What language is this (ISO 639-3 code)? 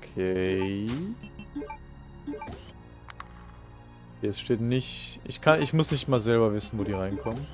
deu